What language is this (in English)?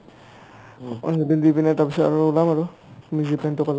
Assamese